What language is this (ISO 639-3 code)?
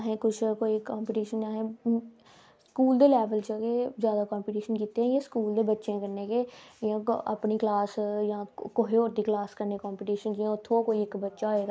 doi